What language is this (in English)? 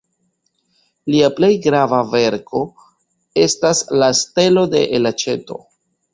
Esperanto